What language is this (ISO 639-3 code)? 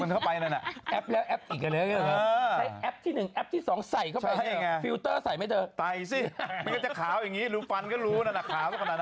tha